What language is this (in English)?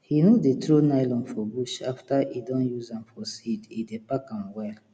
Nigerian Pidgin